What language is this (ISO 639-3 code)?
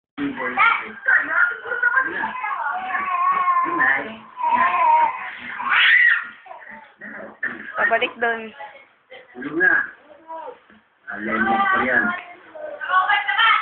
vie